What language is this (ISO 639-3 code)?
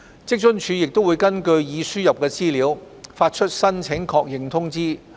yue